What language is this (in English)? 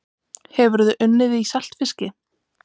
Icelandic